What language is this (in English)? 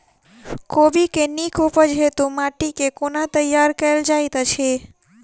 Maithili